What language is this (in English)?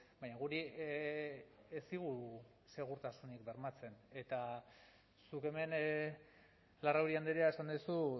Basque